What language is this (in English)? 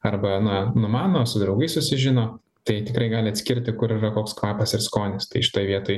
Lithuanian